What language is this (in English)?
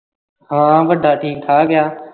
Punjabi